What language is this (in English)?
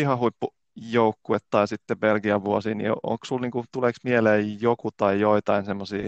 Finnish